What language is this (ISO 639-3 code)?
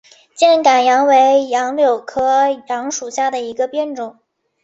zho